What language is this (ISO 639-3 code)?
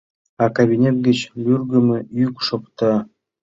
chm